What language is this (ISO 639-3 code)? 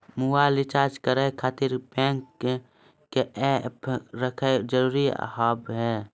mai